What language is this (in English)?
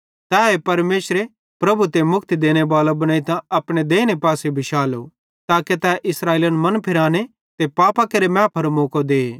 Bhadrawahi